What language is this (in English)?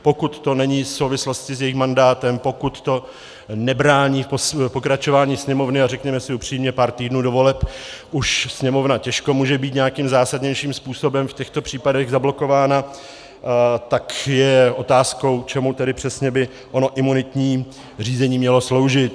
Czech